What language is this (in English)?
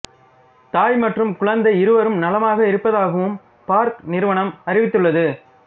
Tamil